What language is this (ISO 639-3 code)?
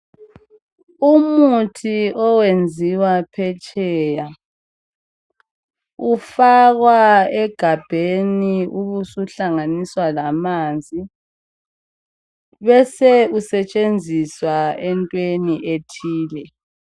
nde